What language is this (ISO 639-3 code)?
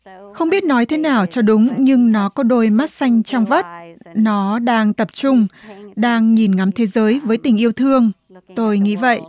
vie